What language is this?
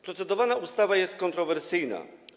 Polish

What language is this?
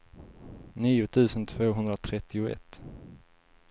Swedish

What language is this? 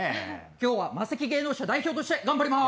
Japanese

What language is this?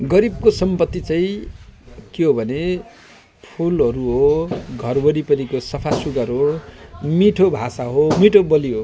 Nepali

